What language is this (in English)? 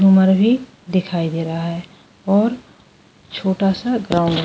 Hindi